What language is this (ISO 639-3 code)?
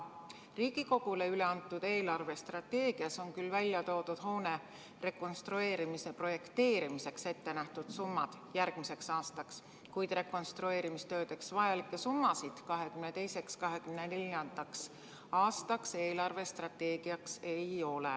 est